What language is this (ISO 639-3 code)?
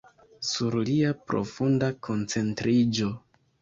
epo